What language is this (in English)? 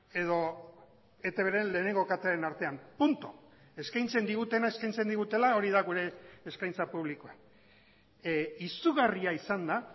Basque